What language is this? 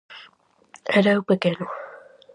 Galician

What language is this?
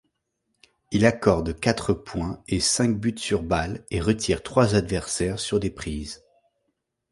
French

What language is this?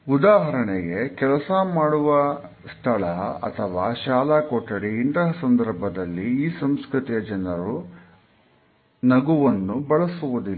Kannada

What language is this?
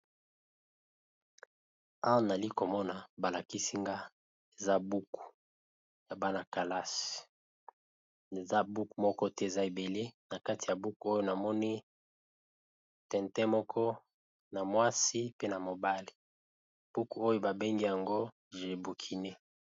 Lingala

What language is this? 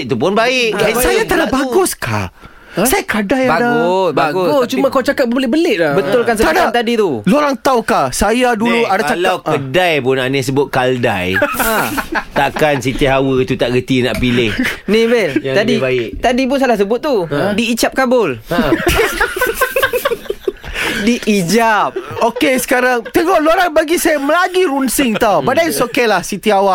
Malay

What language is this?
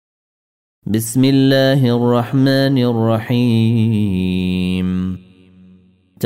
Arabic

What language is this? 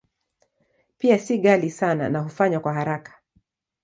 Swahili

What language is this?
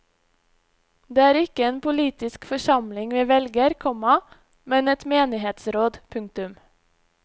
Norwegian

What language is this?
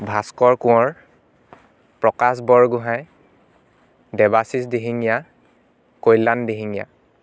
Assamese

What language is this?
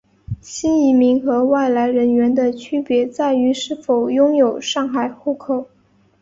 Chinese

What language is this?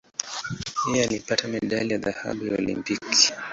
Swahili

